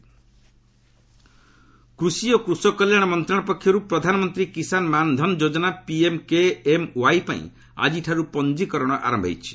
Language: Odia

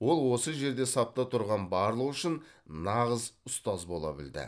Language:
Kazakh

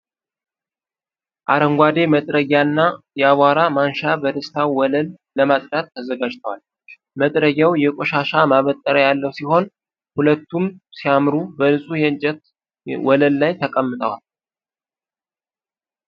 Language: Amharic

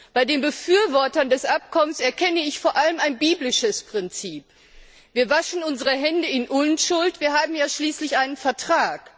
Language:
German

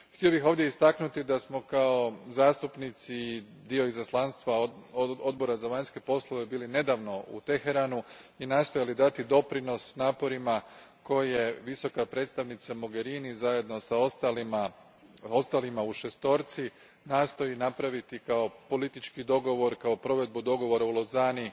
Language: Croatian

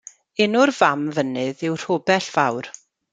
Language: Welsh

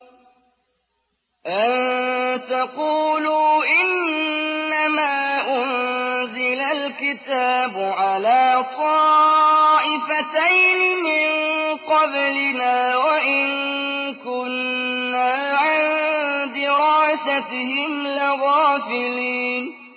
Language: Arabic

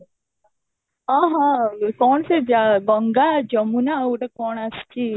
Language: Odia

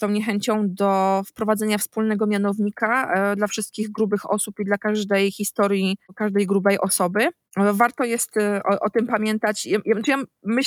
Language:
Polish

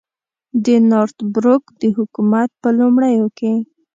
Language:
Pashto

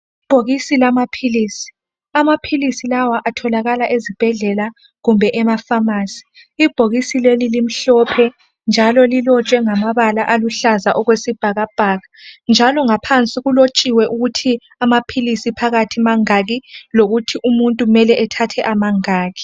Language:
North Ndebele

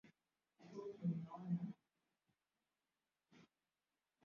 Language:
Swahili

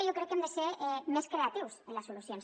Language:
Catalan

